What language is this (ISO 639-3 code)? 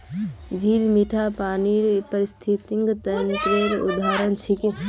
mag